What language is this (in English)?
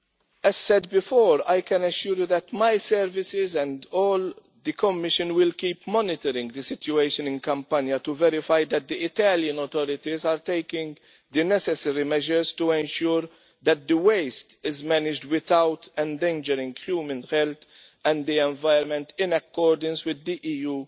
English